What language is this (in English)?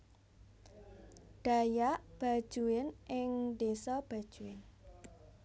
Javanese